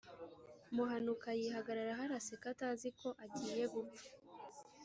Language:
Kinyarwanda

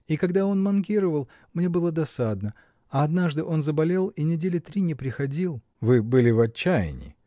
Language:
Russian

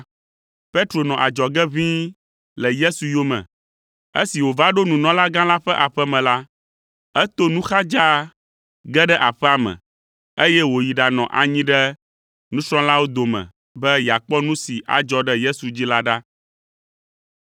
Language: Ewe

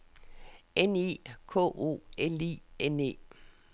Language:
Danish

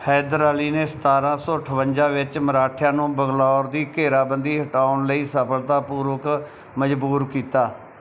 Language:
Punjabi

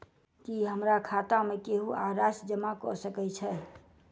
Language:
Maithili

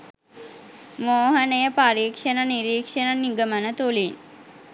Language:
Sinhala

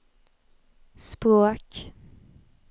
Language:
Swedish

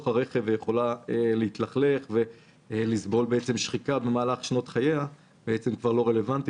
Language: Hebrew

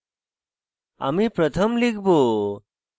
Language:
Bangla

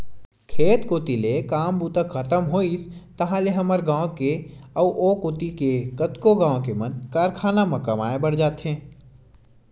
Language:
Chhattisgarhi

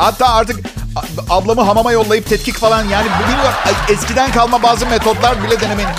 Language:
Turkish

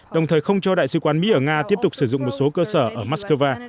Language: Vietnamese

